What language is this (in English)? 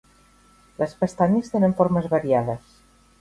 Catalan